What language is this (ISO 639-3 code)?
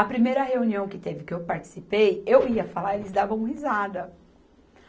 por